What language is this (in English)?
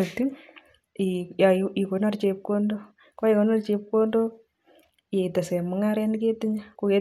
Kalenjin